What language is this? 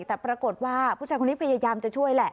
Thai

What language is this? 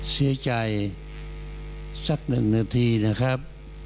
Thai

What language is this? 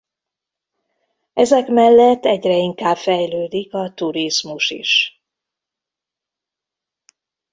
Hungarian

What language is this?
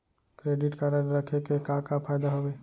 Chhattisgarhi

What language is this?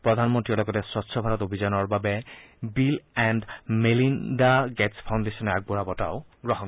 Assamese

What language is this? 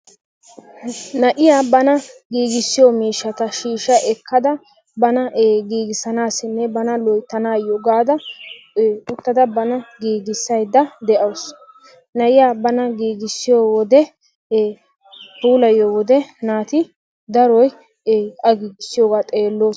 Wolaytta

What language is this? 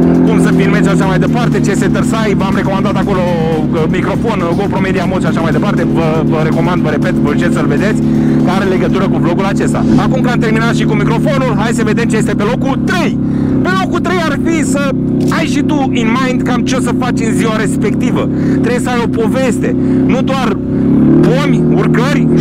Romanian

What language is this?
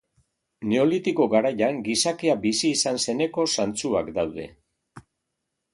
Basque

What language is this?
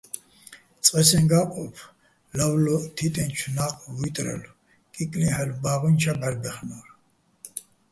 Bats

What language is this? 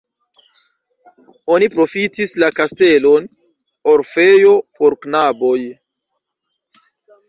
Esperanto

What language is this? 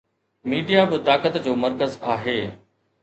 Sindhi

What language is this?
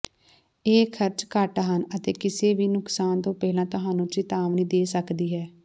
Punjabi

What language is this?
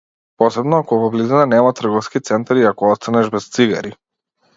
Macedonian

